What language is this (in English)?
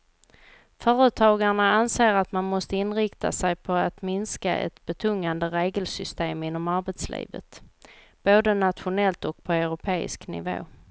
Swedish